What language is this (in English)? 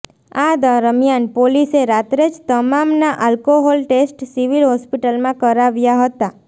Gujarati